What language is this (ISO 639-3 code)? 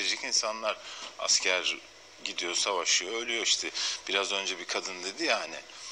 tur